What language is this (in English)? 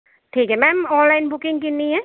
Punjabi